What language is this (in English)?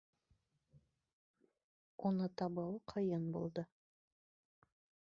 Bashkir